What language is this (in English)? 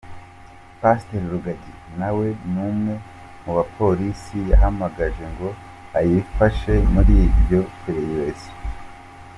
Kinyarwanda